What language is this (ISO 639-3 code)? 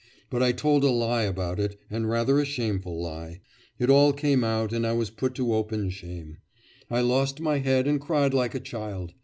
eng